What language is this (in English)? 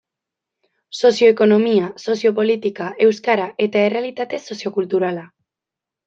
Basque